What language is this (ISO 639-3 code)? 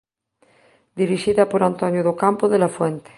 glg